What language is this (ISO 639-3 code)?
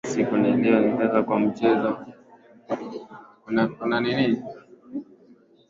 swa